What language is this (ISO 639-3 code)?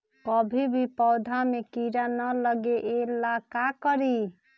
mag